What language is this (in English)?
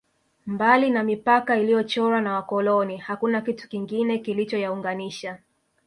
Swahili